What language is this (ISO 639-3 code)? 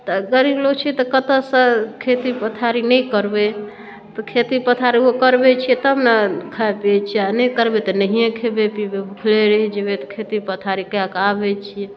mai